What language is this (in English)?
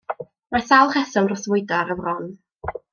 Welsh